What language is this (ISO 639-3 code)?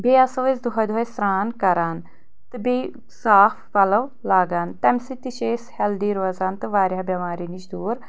kas